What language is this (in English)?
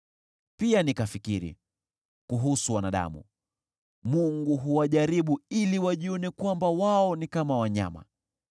Swahili